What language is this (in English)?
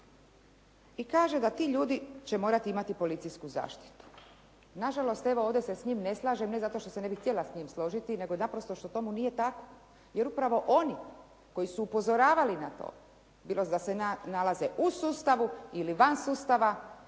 Croatian